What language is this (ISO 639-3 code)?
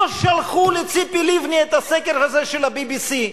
heb